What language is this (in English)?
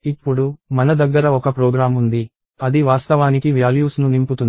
Telugu